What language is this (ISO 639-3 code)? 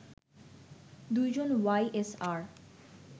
ben